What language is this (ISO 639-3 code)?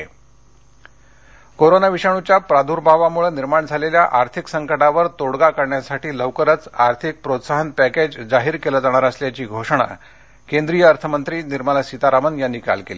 mar